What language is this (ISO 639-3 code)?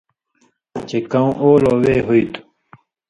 mvy